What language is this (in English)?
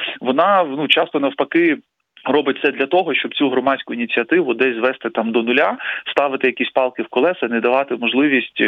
Ukrainian